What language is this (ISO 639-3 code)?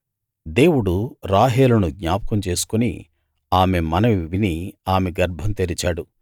tel